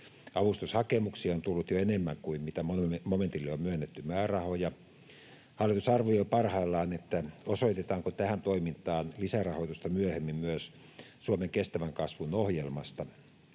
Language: Finnish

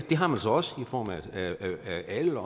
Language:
Danish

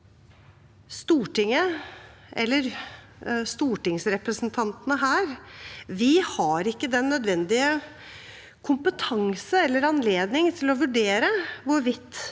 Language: Norwegian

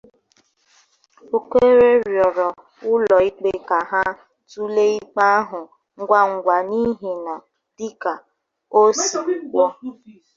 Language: Igbo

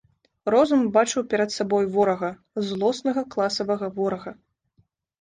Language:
Belarusian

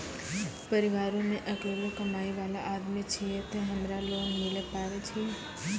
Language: Maithili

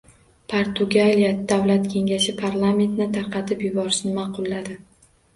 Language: Uzbek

